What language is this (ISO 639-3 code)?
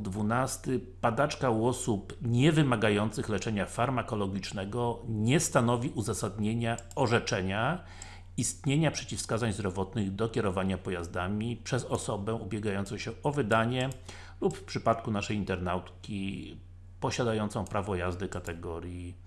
pol